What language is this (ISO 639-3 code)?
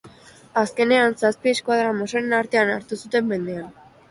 eus